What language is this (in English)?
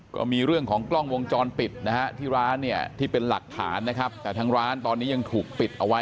Thai